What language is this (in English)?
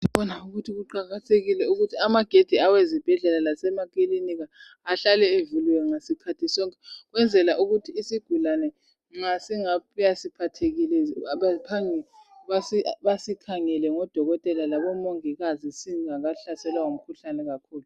North Ndebele